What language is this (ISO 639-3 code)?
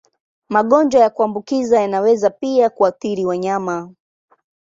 swa